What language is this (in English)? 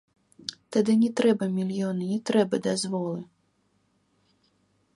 Belarusian